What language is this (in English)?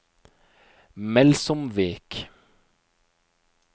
Norwegian